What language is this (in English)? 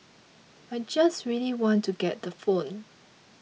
English